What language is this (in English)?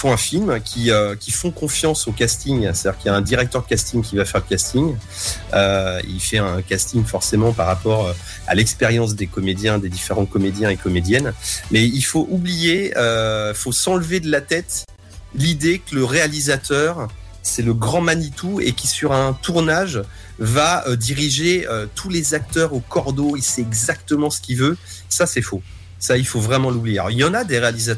French